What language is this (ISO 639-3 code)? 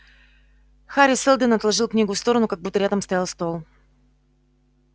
rus